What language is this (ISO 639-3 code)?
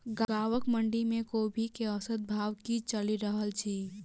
mai